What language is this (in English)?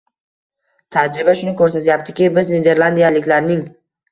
Uzbek